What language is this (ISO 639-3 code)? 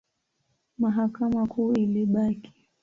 swa